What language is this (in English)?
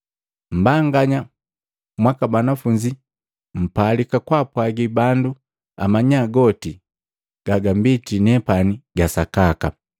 Matengo